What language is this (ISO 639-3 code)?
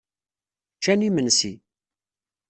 kab